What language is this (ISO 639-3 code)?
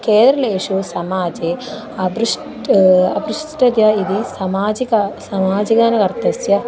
san